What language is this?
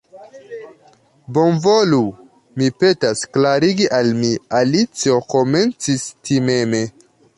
Esperanto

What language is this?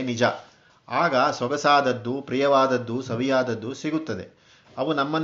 Kannada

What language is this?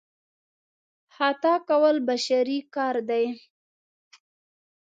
Pashto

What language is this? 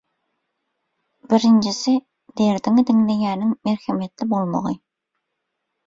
Turkmen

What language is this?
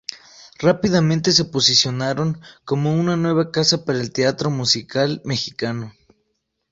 Spanish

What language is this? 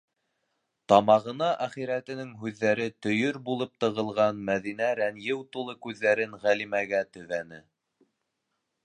Bashkir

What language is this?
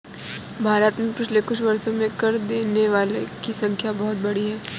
Hindi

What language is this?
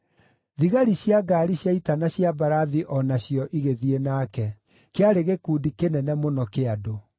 Kikuyu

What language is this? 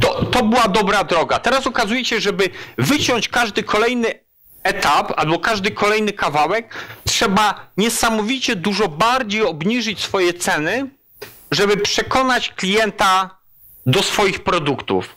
Polish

